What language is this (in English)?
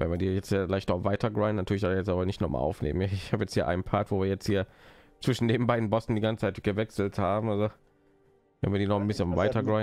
German